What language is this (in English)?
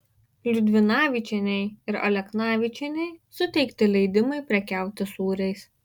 Lithuanian